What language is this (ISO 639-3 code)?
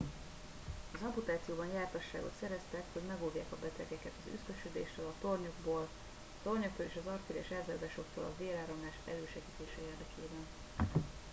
hun